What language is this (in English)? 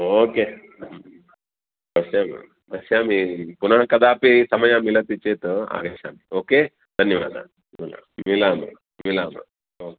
Sanskrit